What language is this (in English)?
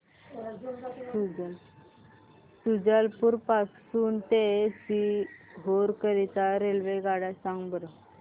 Marathi